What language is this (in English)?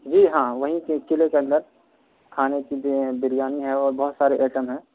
Urdu